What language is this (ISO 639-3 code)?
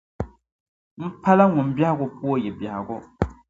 dag